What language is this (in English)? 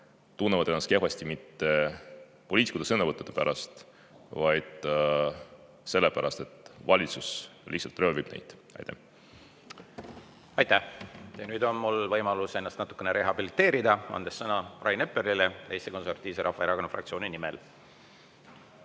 Estonian